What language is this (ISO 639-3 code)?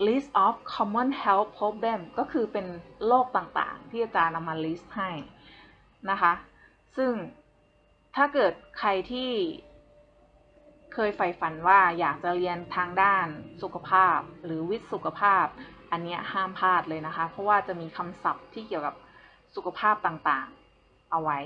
tha